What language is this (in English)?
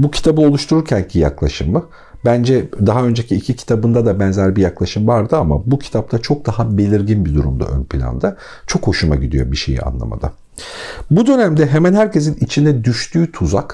Turkish